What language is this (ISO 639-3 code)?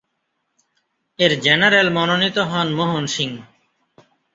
ben